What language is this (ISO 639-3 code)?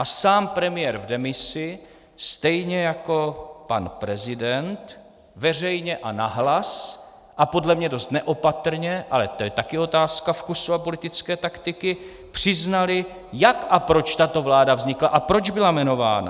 ces